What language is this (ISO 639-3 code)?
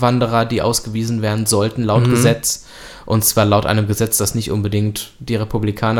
deu